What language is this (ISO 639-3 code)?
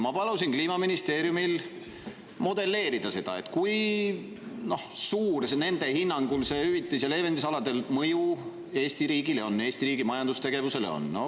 est